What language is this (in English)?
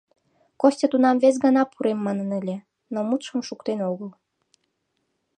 Mari